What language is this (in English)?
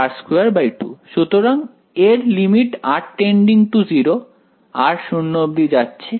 Bangla